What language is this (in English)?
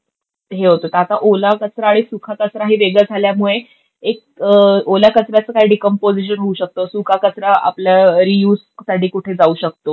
Marathi